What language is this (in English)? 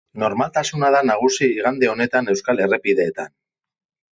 Basque